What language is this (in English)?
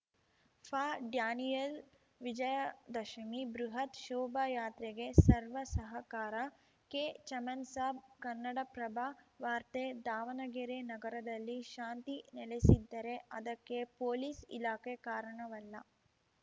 Kannada